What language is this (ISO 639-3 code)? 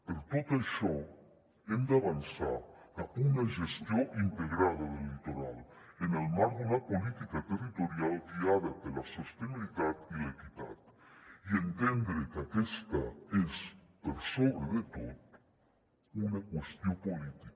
cat